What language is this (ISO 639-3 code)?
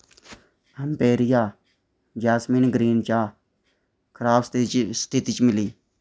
doi